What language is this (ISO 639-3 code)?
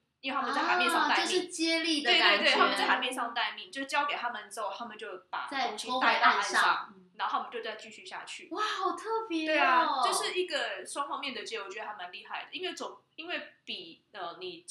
zho